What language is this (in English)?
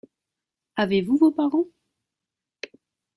French